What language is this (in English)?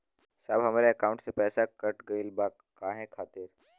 Bhojpuri